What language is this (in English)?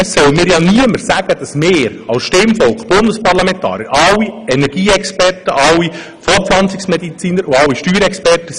Swiss German